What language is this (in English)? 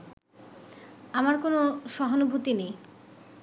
Bangla